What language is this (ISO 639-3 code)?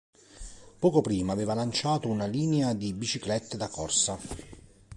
ita